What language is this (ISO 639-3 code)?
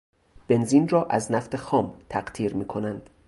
fas